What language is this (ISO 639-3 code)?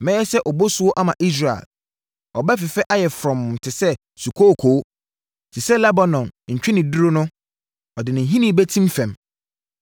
aka